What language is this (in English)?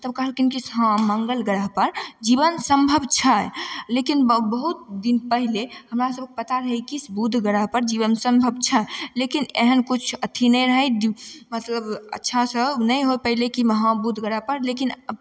Maithili